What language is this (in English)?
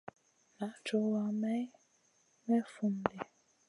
Masana